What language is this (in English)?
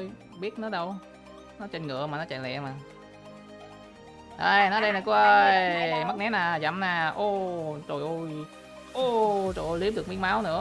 Vietnamese